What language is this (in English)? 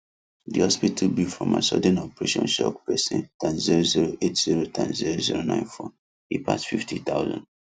Nigerian Pidgin